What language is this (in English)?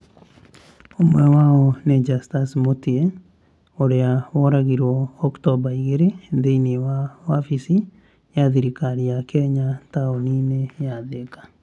Kikuyu